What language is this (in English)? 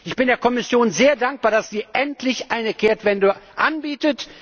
German